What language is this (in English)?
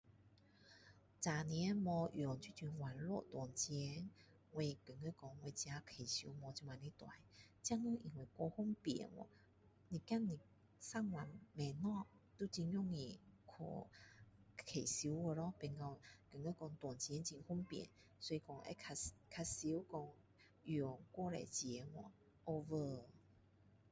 Min Dong Chinese